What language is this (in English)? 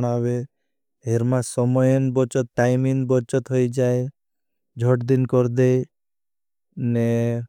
Bhili